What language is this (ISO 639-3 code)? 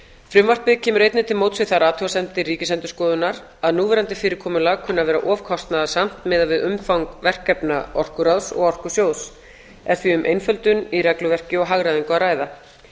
isl